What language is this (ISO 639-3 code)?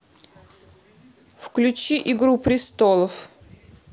rus